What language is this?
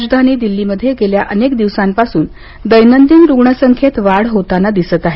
Marathi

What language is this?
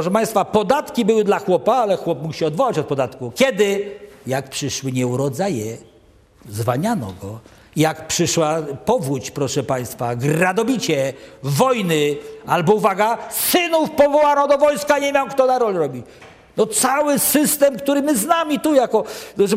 Polish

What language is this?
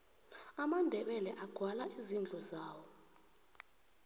South Ndebele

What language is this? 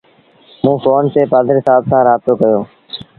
Sindhi Bhil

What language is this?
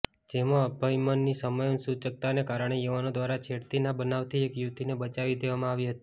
Gujarati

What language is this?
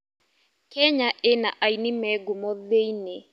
Kikuyu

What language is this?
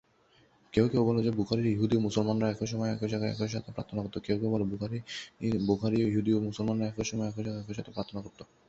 Bangla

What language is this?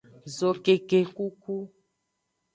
Aja (Benin)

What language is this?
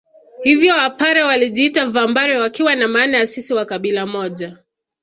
Swahili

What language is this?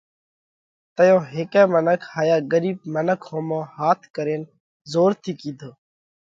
Parkari Koli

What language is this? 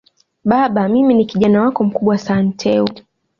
Swahili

